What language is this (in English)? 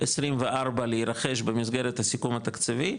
Hebrew